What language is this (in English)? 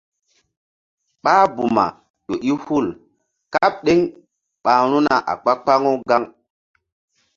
Mbum